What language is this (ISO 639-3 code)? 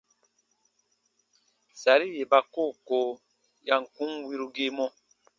bba